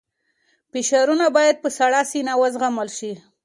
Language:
Pashto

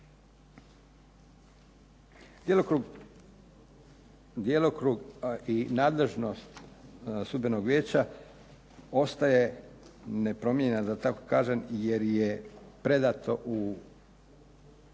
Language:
Croatian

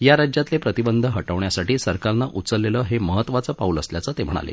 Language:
Marathi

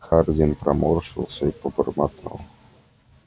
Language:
Russian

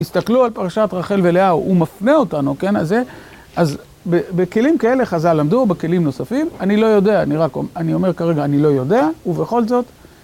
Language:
Hebrew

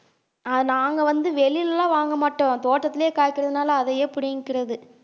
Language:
Tamil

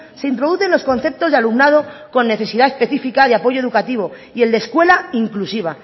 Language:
Spanish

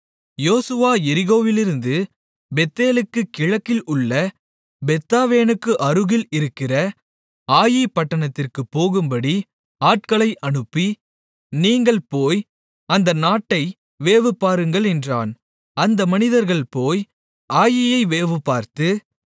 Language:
Tamil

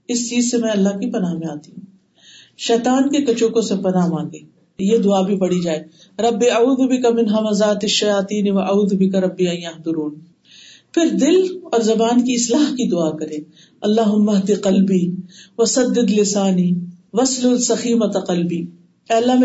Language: Urdu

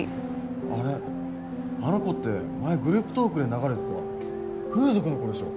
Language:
Japanese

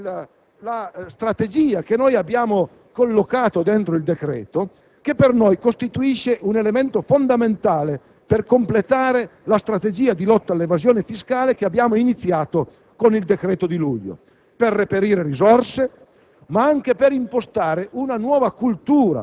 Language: Italian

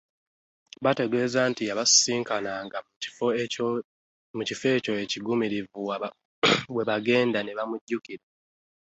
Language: Ganda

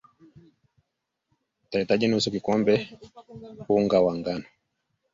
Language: Swahili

